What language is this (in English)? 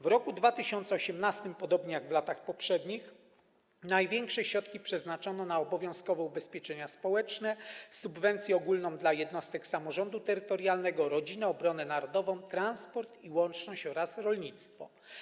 Polish